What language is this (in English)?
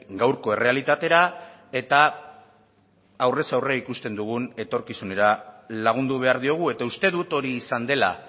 Basque